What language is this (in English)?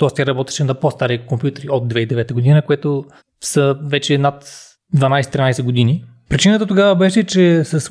Bulgarian